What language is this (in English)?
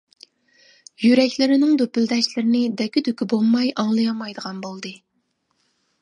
Uyghur